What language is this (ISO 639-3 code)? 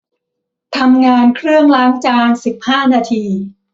tha